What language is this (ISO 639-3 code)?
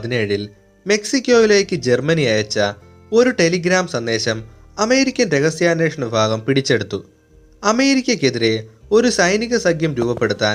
mal